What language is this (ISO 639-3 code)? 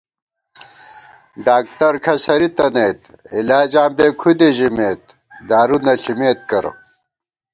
gwt